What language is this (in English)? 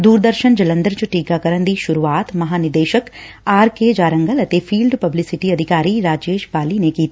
Punjabi